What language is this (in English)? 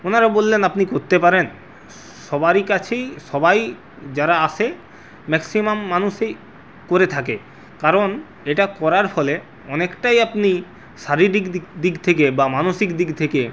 Bangla